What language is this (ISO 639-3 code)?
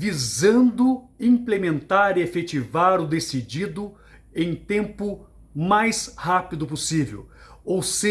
por